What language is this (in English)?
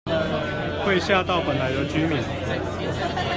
Chinese